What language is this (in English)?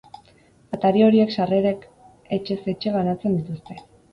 Basque